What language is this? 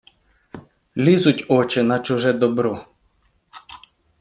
Ukrainian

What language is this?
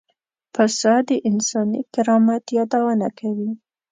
Pashto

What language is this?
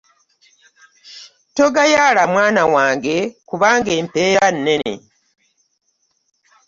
Ganda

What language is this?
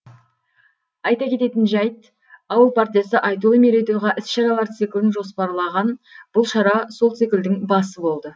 Kazakh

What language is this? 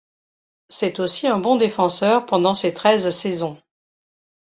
French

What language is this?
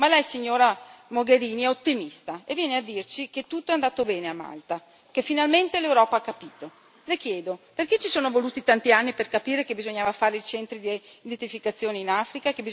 Italian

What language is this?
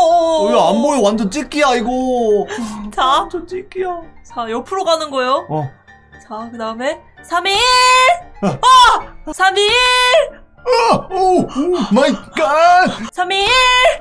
Korean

